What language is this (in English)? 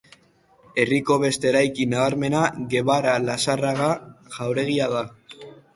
Basque